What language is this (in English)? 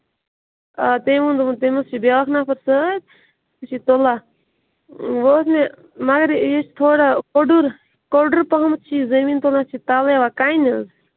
Kashmiri